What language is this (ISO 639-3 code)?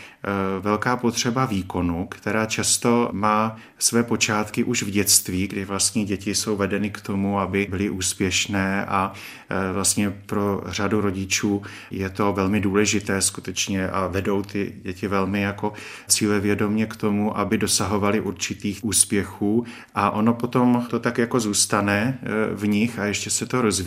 ces